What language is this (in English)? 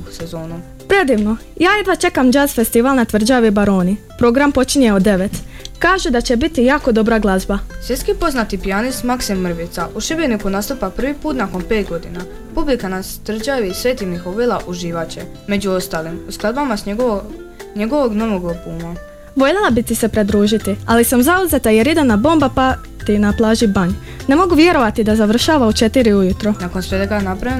Croatian